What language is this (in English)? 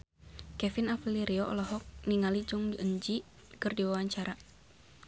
Sundanese